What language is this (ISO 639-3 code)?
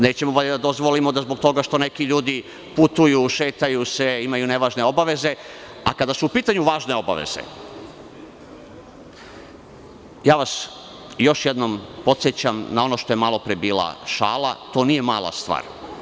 srp